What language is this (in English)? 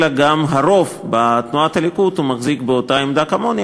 Hebrew